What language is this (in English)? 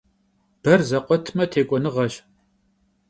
Kabardian